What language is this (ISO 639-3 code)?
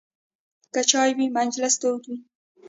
pus